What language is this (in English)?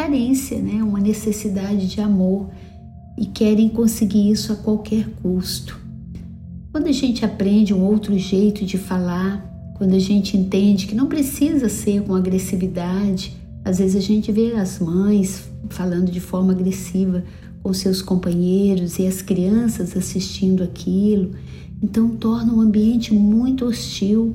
Portuguese